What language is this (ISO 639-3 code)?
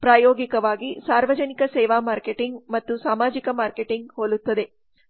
kan